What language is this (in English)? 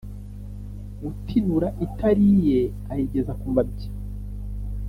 Kinyarwanda